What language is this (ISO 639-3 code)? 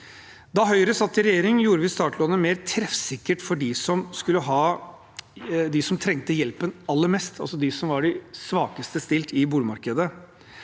nor